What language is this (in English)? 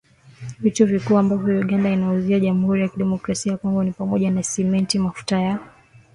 Swahili